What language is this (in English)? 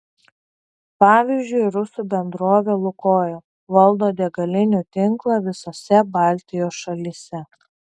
Lithuanian